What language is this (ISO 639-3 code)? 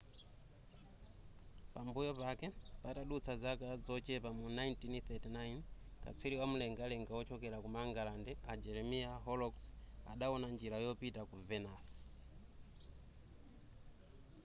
nya